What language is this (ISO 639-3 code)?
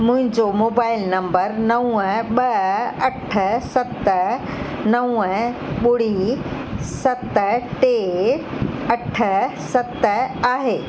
snd